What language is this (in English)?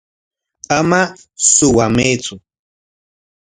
Corongo Ancash Quechua